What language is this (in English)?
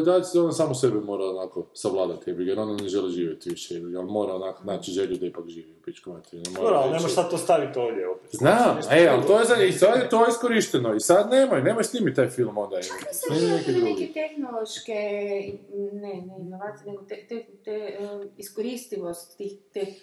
Croatian